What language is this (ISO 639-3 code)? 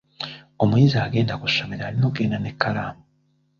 lug